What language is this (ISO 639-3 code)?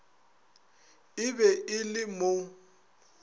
nso